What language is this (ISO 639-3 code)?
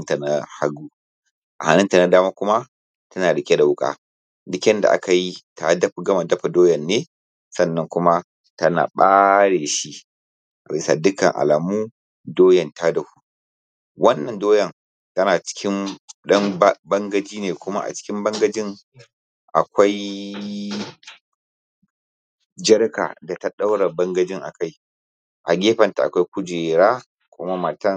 hau